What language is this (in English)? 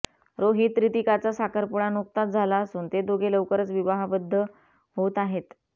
Marathi